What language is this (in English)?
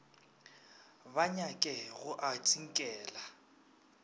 Northern Sotho